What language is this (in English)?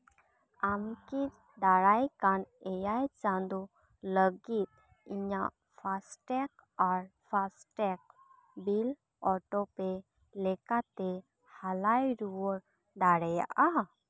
Santali